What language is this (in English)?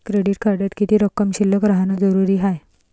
Marathi